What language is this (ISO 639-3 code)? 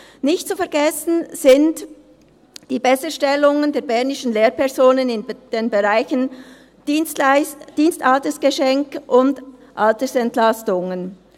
gsw